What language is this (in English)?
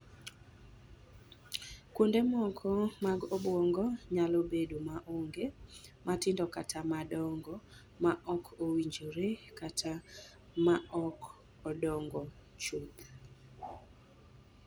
Luo (Kenya and Tanzania)